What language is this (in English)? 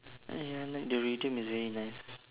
English